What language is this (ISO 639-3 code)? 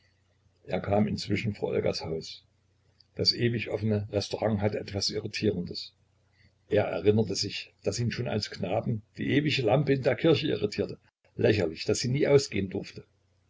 deu